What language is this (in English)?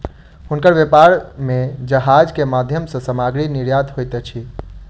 Maithili